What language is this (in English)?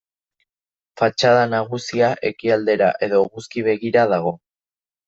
Basque